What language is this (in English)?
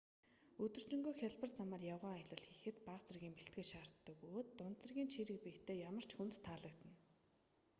Mongolian